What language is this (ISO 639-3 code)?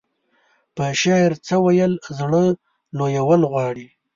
pus